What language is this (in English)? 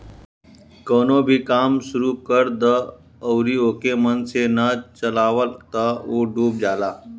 Bhojpuri